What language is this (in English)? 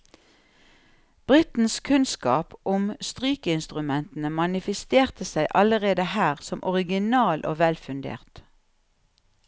Norwegian